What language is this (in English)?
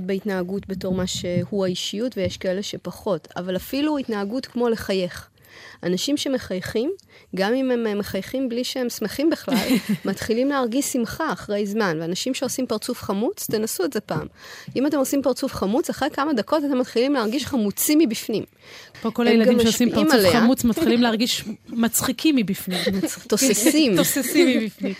Hebrew